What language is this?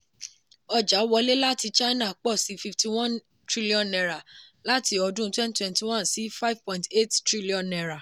Yoruba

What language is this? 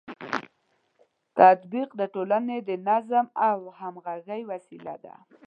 Pashto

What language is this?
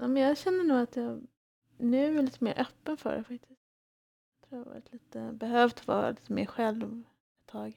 Swedish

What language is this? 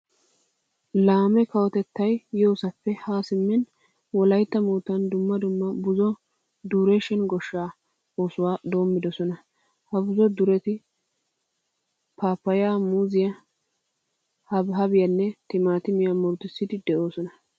Wolaytta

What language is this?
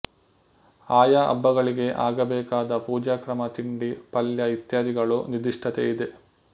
Kannada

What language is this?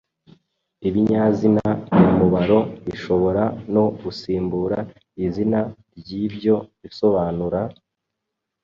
Kinyarwanda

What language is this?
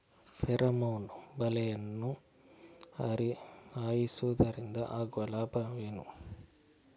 Kannada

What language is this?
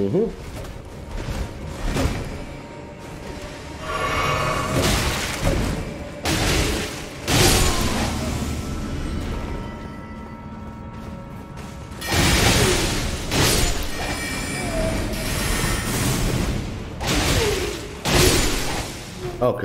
Italian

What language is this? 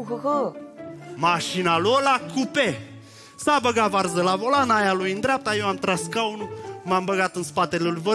Romanian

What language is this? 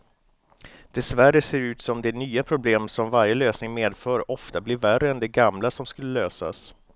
Swedish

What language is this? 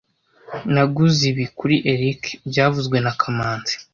Kinyarwanda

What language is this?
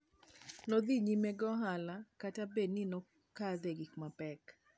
Luo (Kenya and Tanzania)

